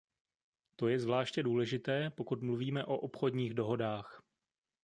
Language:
Czech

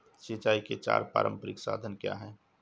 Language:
Hindi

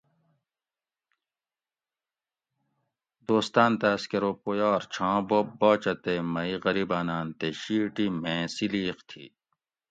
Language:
Gawri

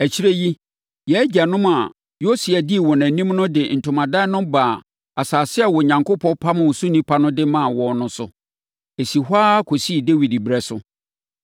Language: Akan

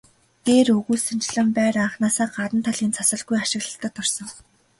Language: Mongolian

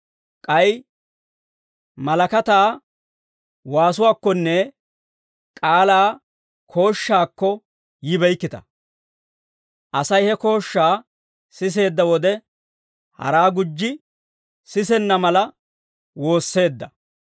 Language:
Dawro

